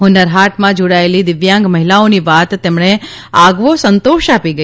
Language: Gujarati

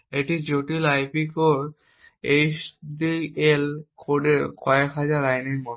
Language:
Bangla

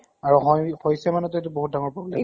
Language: Assamese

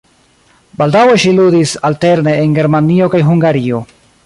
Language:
Esperanto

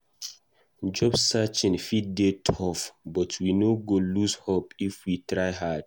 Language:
Nigerian Pidgin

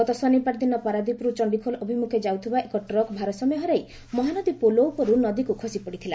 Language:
Odia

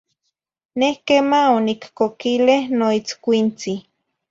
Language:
Zacatlán-Ahuacatlán-Tepetzintla Nahuatl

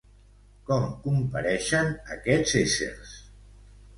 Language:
Catalan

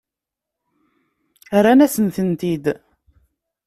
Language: Kabyle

